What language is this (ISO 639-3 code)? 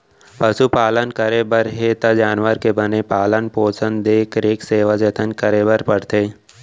hne